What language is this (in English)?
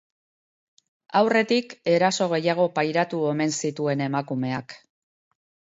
Basque